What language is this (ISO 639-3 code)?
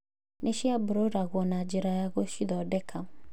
kik